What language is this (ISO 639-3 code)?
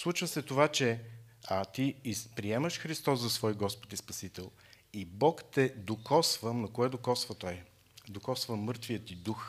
bul